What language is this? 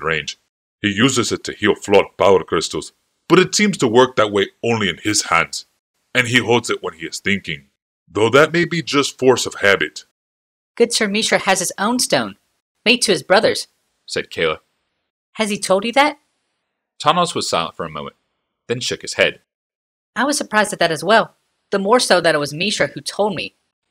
English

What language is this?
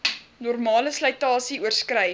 Afrikaans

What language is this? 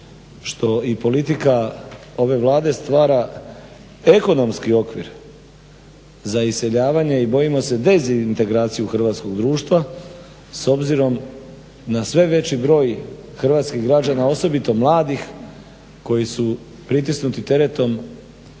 Croatian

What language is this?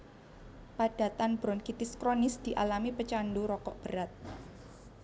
Javanese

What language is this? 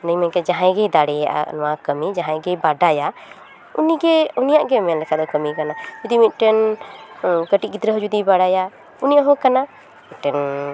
Santali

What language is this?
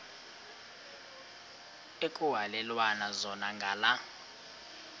Xhosa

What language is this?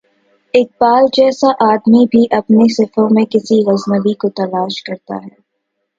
Urdu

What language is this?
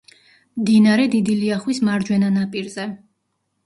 Georgian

